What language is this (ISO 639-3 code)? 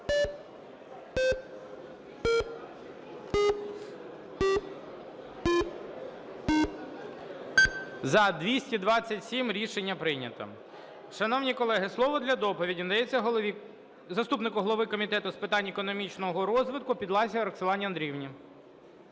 ukr